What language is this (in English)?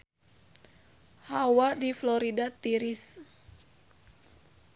Sundanese